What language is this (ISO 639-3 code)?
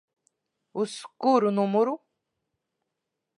lav